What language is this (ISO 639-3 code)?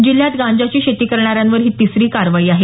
mar